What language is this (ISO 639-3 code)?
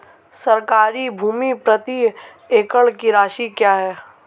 hin